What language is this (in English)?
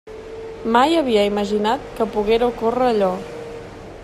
Catalan